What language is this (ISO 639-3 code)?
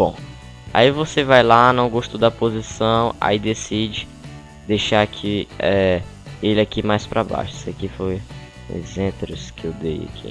por